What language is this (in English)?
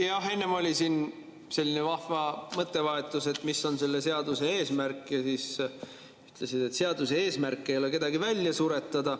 Estonian